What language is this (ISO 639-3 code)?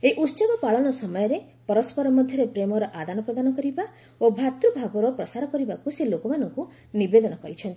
ori